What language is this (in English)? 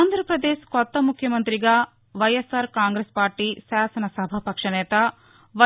Telugu